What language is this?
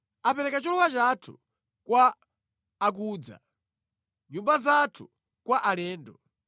Nyanja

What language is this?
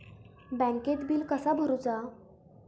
Marathi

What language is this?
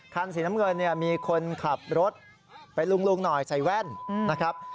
Thai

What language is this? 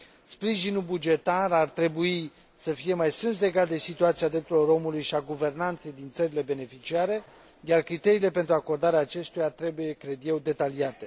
Romanian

